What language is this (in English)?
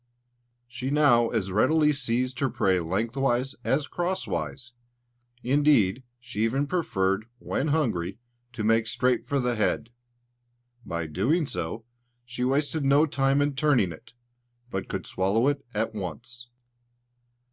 English